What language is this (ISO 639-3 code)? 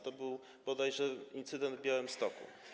pol